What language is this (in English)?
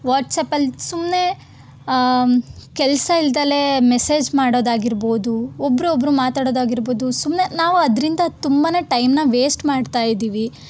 Kannada